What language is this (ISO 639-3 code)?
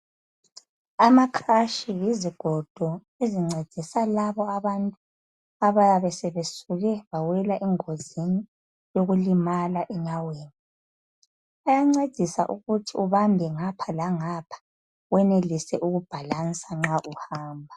nde